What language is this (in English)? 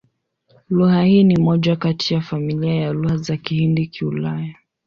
Swahili